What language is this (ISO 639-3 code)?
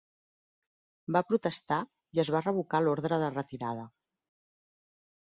cat